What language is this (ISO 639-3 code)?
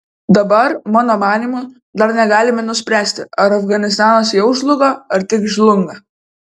lit